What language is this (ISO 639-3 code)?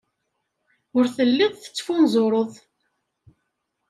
kab